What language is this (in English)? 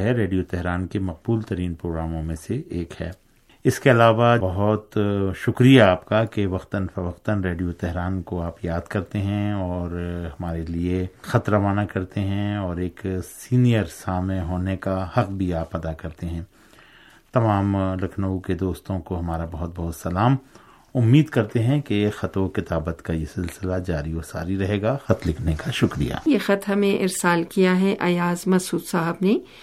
Urdu